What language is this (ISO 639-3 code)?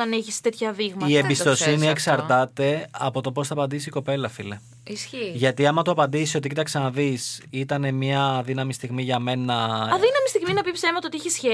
ell